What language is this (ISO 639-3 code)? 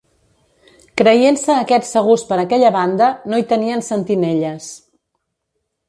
cat